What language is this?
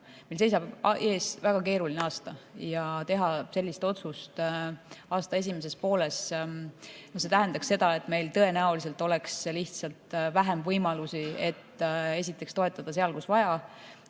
Estonian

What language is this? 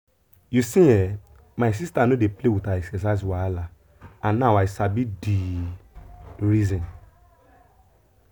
Nigerian Pidgin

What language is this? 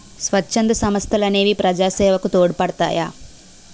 Telugu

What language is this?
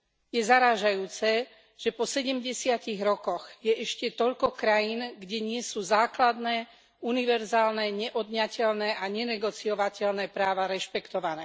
Slovak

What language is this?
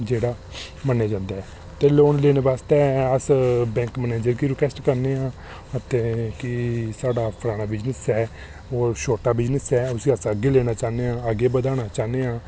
Dogri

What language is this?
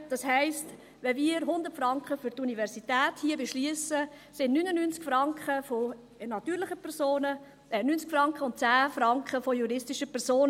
Swiss German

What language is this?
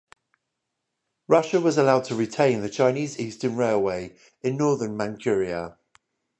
English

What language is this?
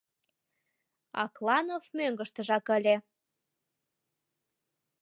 Mari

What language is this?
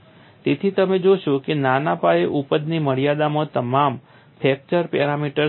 Gujarati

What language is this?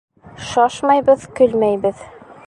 Bashkir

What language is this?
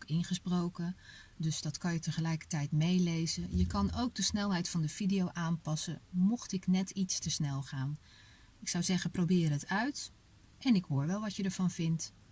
Dutch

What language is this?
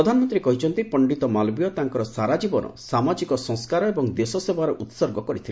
Odia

